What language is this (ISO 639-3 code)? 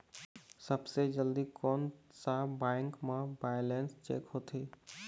hne